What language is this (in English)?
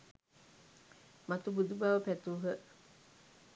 Sinhala